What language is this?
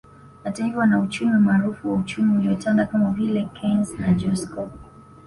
Swahili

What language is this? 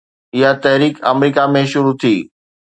Sindhi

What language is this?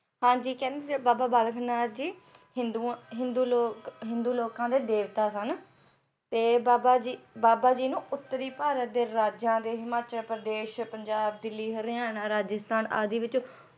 Punjabi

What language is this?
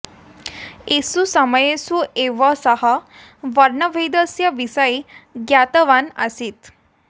Sanskrit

